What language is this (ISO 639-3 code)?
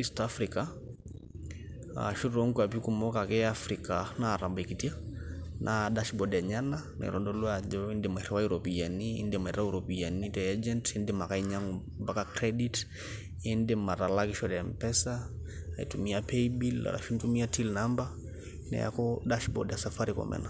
mas